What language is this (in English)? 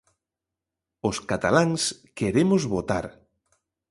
Galician